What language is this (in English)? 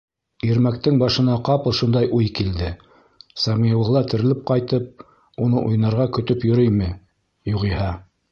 Bashkir